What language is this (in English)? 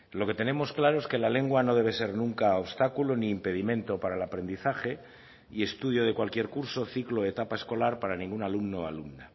Spanish